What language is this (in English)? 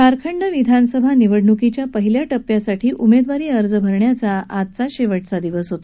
Marathi